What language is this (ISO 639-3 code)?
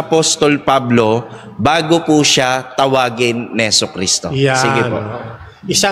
fil